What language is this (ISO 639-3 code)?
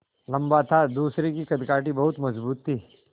hin